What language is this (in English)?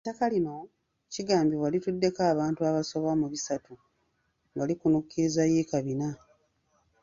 Ganda